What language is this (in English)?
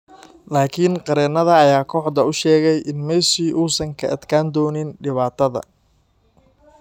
Somali